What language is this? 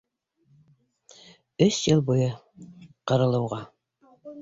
Bashkir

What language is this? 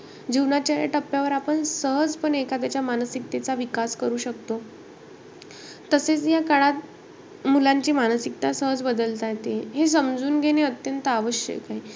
Marathi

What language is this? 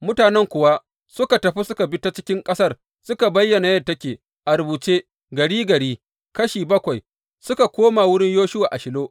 Hausa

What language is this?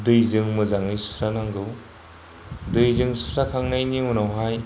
Bodo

